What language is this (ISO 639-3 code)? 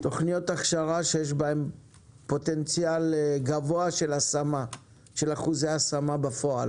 heb